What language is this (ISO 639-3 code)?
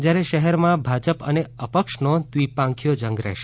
guj